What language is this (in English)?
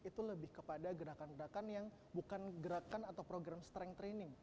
Indonesian